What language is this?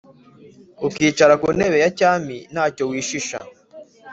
Kinyarwanda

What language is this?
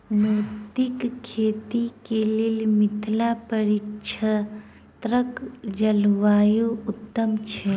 Maithili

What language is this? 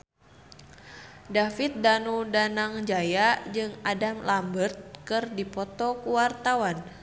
Sundanese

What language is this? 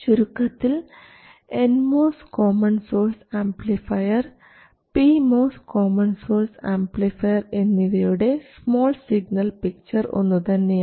Malayalam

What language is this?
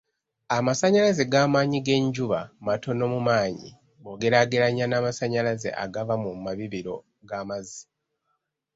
Ganda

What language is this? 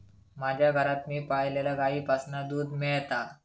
Marathi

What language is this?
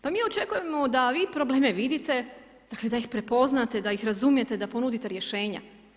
Croatian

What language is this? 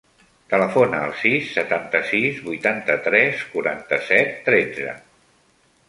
Catalan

